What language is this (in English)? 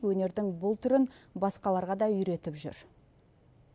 Kazakh